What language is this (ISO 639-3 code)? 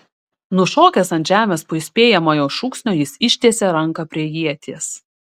lit